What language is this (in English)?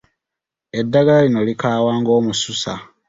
Ganda